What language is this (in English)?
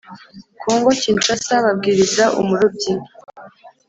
Kinyarwanda